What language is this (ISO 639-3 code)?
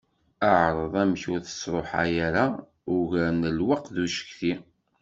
kab